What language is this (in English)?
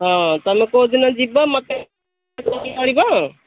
Odia